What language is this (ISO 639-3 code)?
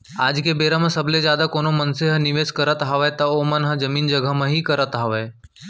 hne